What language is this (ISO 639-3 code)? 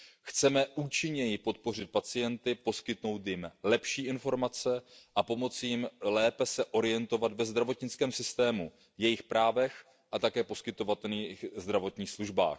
ces